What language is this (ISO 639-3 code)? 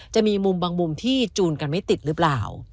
tha